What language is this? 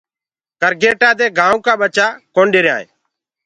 Gurgula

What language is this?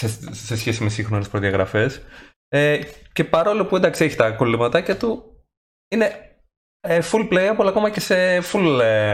Greek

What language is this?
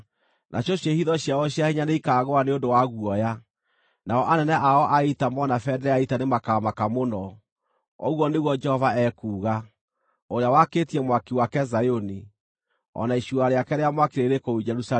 Kikuyu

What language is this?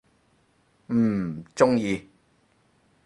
Cantonese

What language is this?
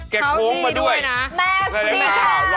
Thai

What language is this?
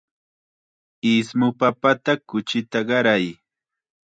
Chiquián Ancash Quechua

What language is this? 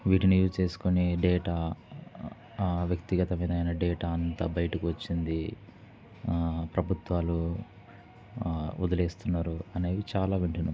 Telugu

